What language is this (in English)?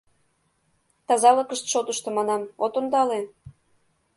Mari